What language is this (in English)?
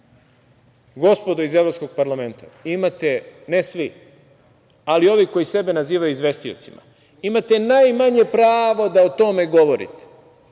Serbian